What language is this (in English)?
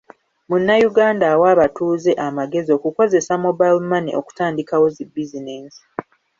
Ganda